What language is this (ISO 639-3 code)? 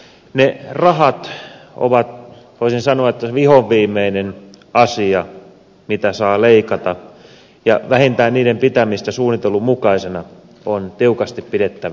fin